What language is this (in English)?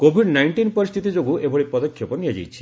Odia